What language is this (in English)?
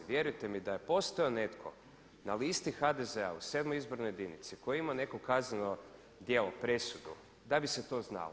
Croatian